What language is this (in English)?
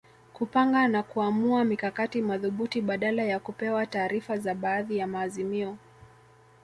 Swahili